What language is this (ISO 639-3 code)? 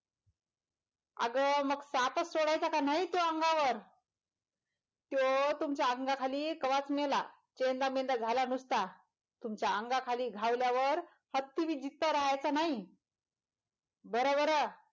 mar